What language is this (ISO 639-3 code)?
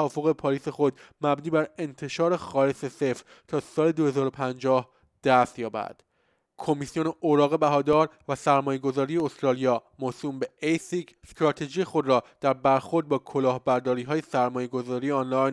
fas